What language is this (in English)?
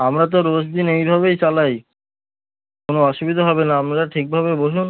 Bangla